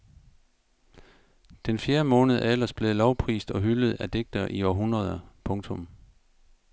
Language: Danish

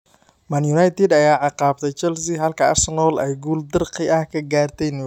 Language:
Somali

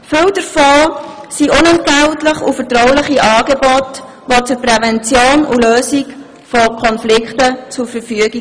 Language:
Swiss German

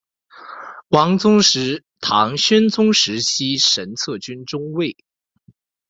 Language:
Chinese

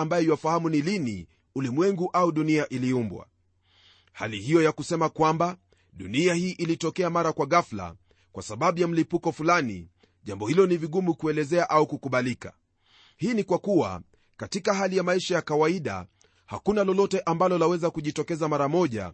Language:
Swahili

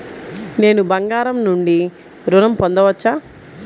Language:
Telugu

